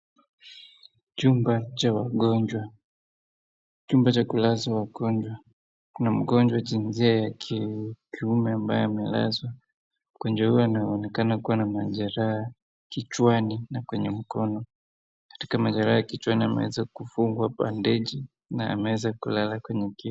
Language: Swahili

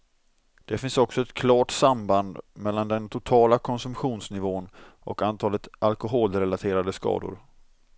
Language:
Swedish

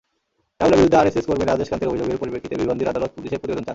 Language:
Bangla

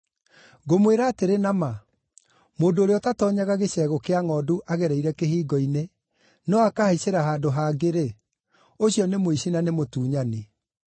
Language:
Kikuyu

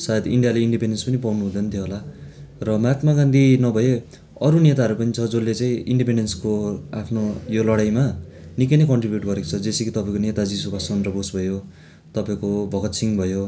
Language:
Nepali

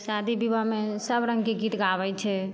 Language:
Maithili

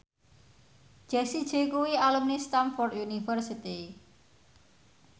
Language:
Javanese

